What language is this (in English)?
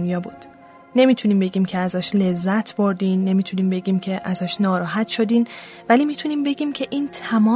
Persian